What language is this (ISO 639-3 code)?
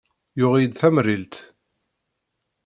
kab